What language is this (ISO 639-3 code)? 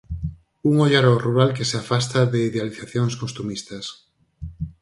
glg